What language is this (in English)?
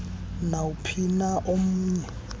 Xhosa